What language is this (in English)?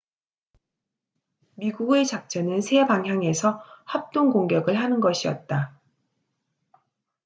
Korean